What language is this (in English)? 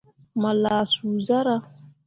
Mundang